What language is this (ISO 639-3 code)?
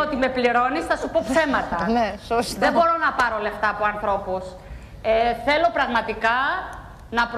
ell